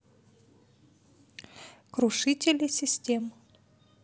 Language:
Russian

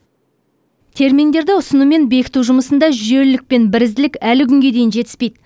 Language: Kazakh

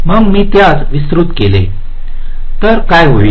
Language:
Marathi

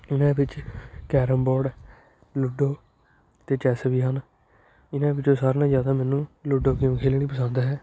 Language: Punjabi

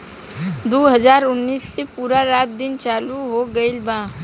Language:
Bhojpuri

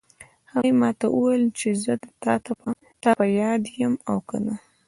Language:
Pashto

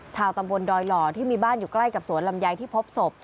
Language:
Thai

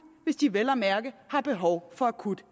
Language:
Danish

